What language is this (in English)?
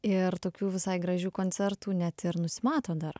Lithuanian